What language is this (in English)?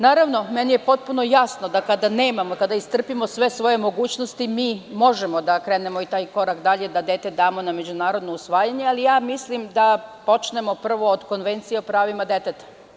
Serbian